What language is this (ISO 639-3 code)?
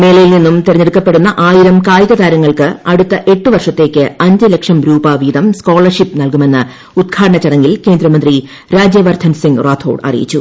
mal